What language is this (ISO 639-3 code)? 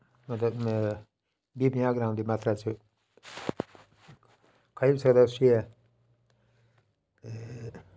doi